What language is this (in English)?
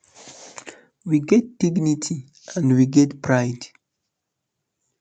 Nigerian Pidgin